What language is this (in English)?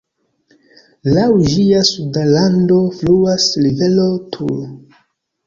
Esperanto